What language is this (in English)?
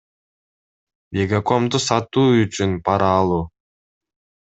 Kyrgyz